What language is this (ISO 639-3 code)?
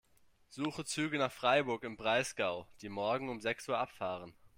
deu